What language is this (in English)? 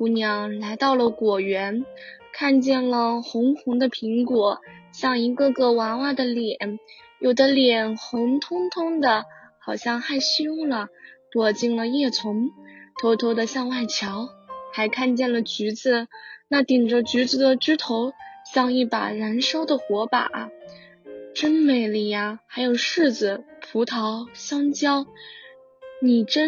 Chinese